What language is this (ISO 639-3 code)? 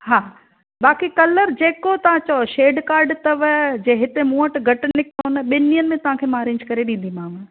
snd